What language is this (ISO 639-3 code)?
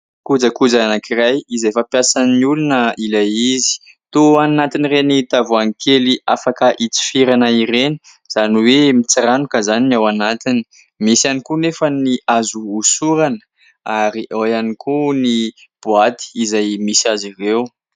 mlg